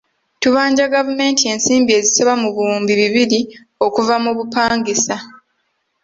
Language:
Ganda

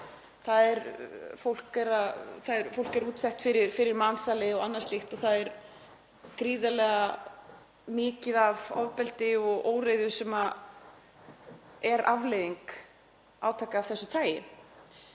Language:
Icelandic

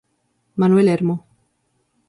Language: Galician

